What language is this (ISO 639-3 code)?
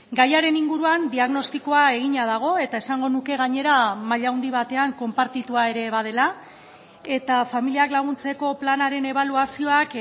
eus